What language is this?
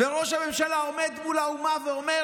Hebrew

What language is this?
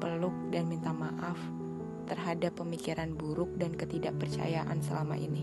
Indonesian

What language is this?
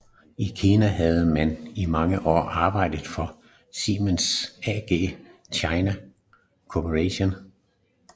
Danish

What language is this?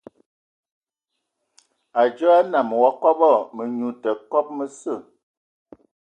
Ewondo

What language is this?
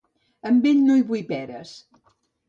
Catalan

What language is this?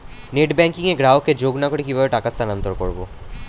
Bangla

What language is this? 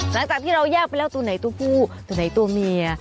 Thai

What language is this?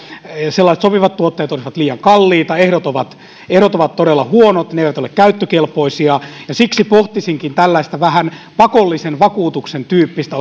Finnish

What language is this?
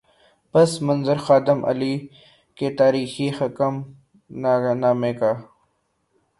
Urdu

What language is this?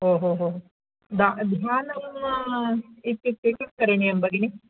Sanskrit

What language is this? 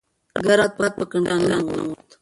Pashto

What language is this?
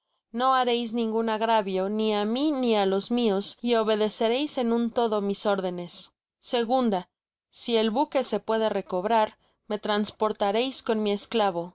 Spanish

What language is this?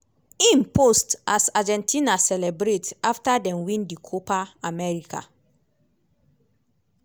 Nigerian Pidgin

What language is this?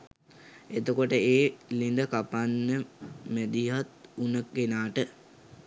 Sinhala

